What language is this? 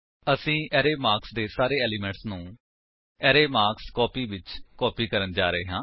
Punjabi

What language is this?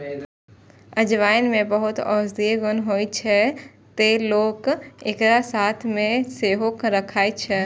Maithili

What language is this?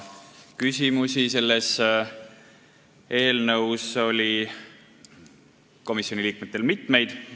Estonian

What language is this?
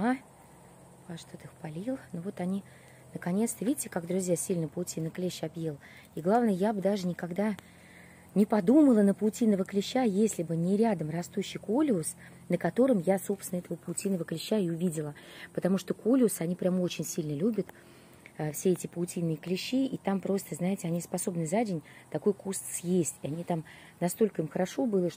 Russian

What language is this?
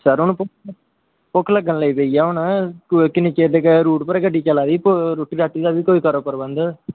Dogri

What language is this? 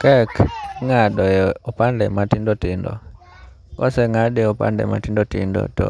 Luo (Kenya and Tanzania)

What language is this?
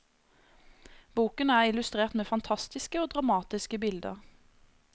Norwegian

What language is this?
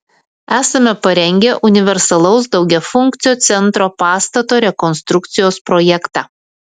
Lithuanian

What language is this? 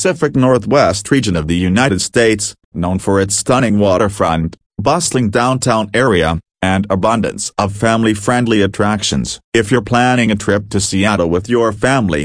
English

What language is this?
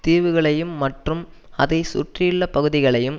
Tamil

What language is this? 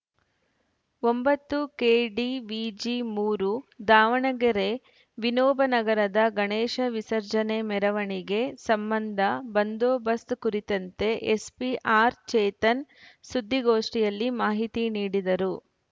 Kannada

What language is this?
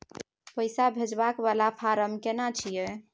Maithili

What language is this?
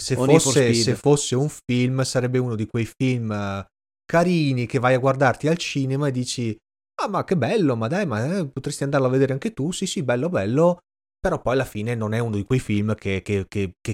Italian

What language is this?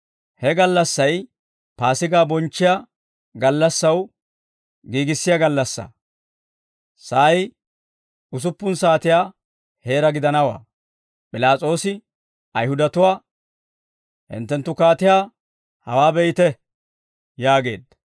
Dawro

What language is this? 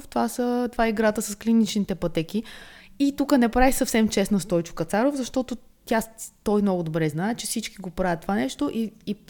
Bulgarian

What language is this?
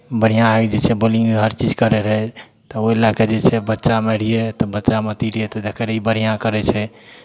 Maithili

